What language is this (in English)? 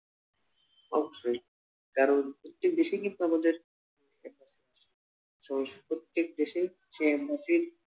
Bangla